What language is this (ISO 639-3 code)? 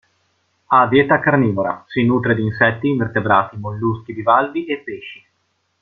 ita